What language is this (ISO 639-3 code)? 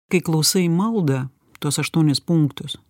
lit